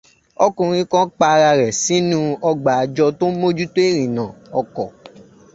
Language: Yoruba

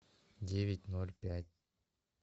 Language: Russian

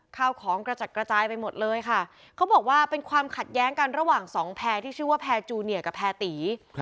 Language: Thai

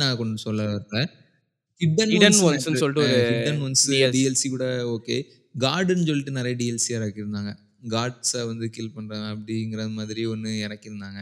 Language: Tamil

